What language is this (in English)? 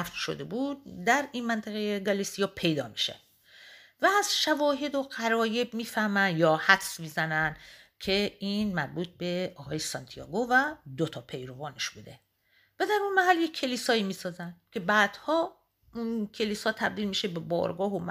Persian